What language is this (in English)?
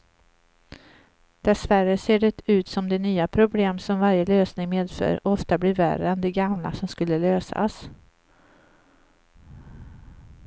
Swedish